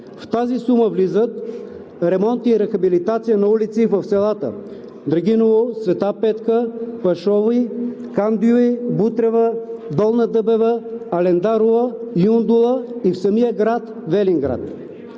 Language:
Bulgarian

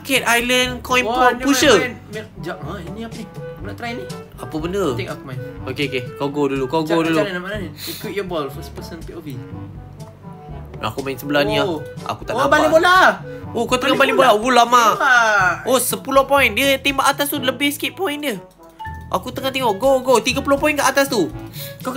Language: Malay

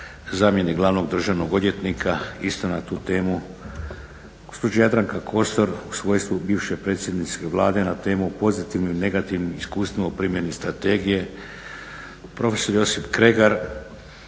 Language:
Croatian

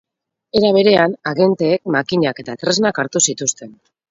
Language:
Basque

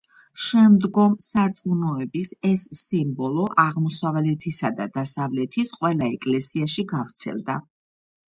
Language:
Georgian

